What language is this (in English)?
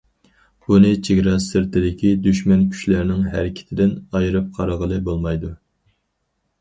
Uyghur